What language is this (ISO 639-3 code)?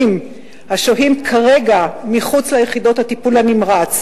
heb